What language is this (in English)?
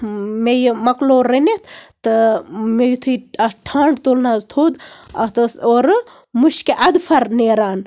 Kashmiri